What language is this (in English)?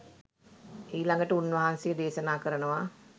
Sinhala